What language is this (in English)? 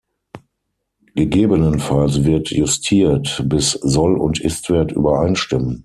German